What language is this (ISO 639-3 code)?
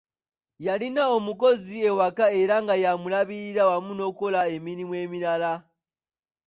lug